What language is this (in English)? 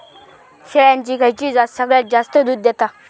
Marathi